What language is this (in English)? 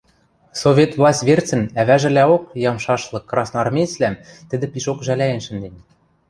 Western Mari